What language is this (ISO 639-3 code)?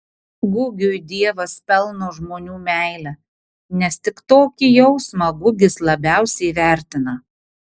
lit